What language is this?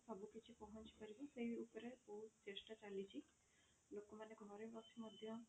Odia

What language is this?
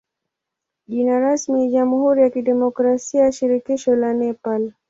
Swahili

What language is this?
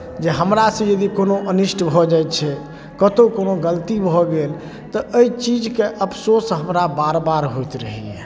Maithili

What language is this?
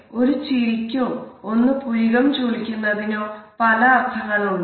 Malayalam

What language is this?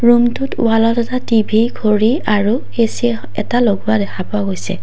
Assamese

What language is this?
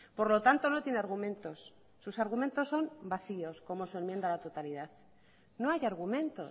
Spanish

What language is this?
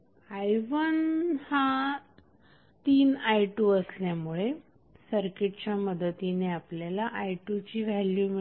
Marathi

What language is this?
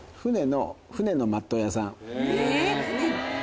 Japanese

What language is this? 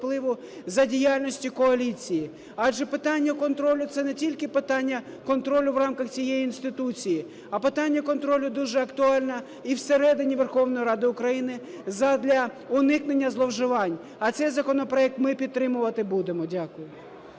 Ukrainian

